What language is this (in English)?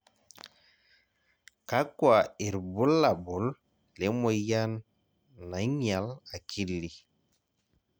Masai